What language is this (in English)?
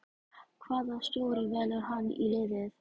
Icelandic